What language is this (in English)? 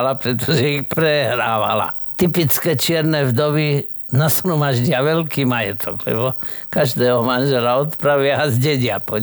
Slovak